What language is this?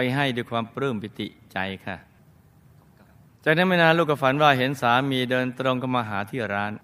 Thai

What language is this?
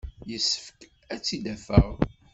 Kabyle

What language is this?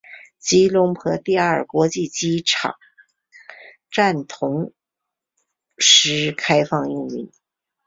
Chinese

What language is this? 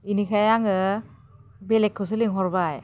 Bodo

